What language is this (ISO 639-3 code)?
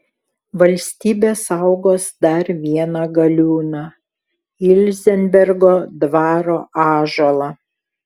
lit